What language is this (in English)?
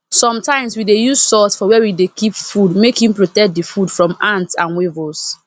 Nigerian Pidgin